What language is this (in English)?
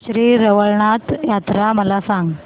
Marathi